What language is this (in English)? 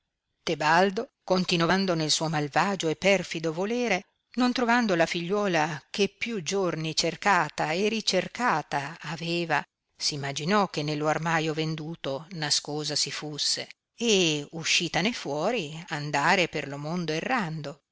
Italian